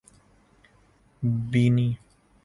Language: Urdu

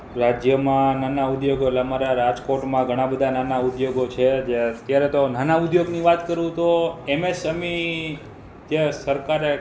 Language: Gujarati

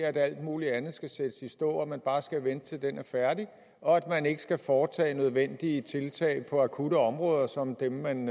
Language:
Danish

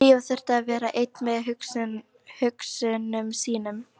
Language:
Icelandic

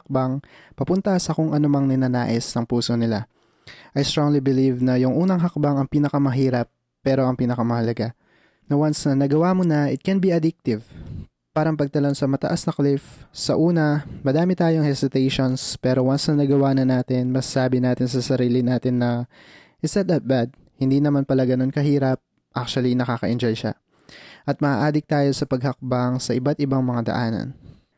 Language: Filipino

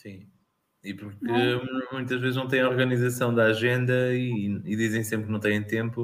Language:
Portuguese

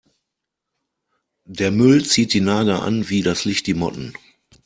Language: German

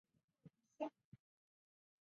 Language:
Chinese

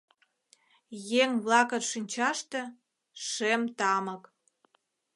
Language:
Mari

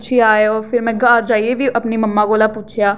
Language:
Dogri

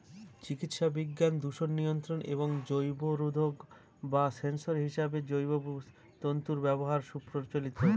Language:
Bangla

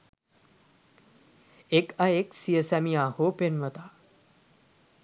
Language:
Sinhala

